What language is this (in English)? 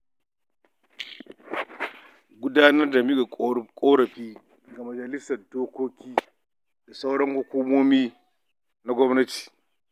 Hausa